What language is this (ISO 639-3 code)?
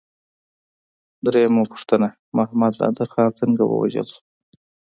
pus